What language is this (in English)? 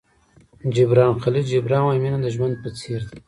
Pashto